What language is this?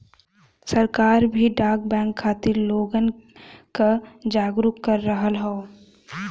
Bhojpuri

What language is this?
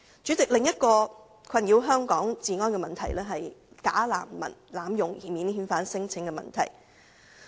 Cantonese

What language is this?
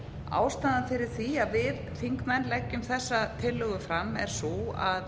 Icelandic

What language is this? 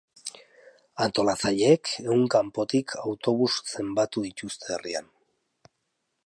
Basque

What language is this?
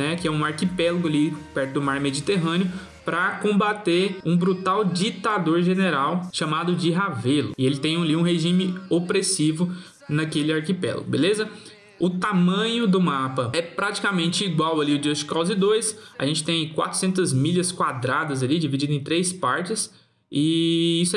Portuguese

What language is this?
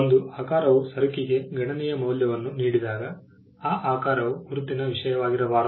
Kannada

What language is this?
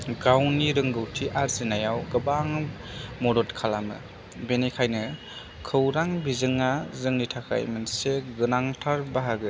Bodo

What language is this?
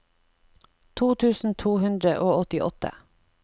Norwegian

